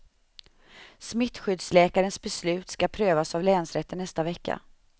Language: Swedish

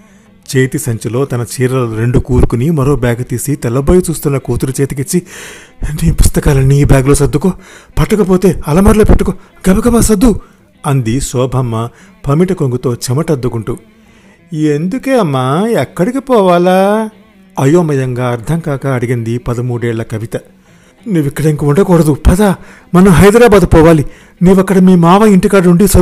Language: Telugu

